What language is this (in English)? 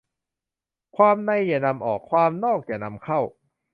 Thai